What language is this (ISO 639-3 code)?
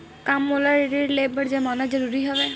hne